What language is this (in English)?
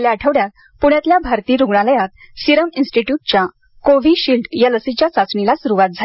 Marathi